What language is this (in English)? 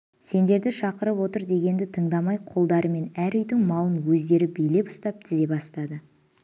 Kazakh